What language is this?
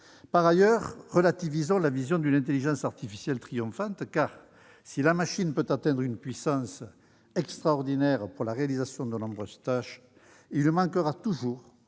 French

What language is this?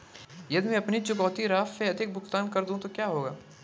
Hindi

